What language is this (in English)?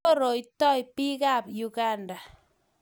Kalenjin